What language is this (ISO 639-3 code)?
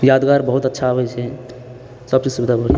mai